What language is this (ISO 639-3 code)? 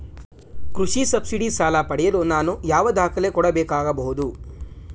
kan